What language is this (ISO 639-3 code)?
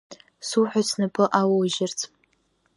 abk